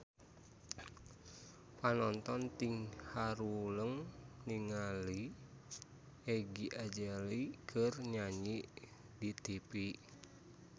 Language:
Sundanese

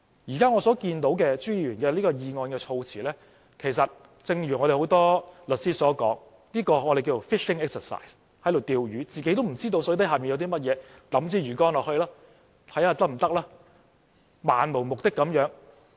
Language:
Cantonese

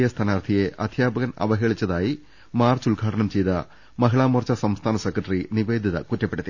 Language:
Malayalam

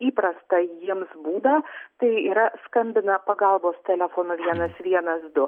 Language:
Lithuanian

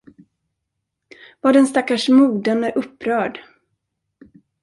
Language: Swedish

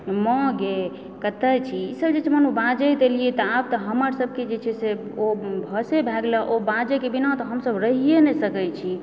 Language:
Maithili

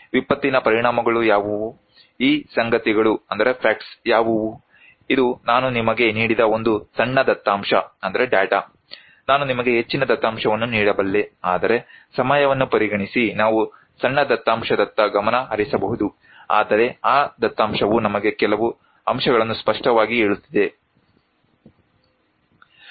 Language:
Kannada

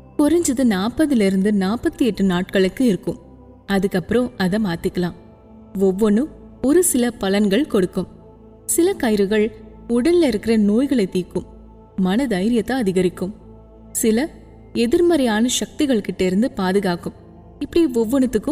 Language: Tamil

